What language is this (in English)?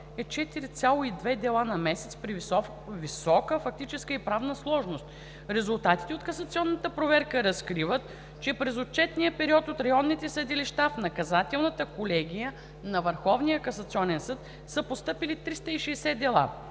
Bulgarian